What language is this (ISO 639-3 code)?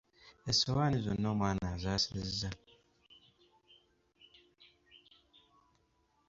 lug